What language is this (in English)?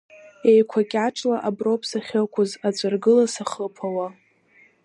Abkhazian